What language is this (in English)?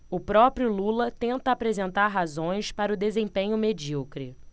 Portuguese